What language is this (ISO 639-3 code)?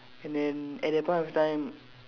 eng